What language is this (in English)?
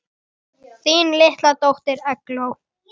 Icelandic